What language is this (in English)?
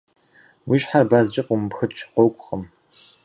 Kabardian